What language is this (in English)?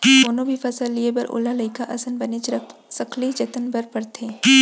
Chhattisgarhi